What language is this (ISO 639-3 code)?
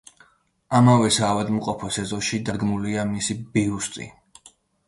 kat